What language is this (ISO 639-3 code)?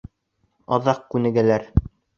bak